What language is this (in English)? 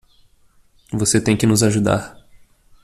Portuguese